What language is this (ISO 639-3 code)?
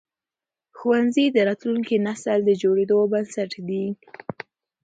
pus